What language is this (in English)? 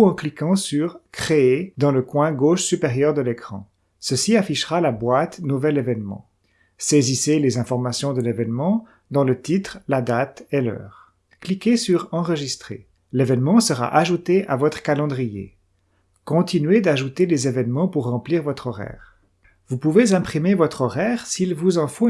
French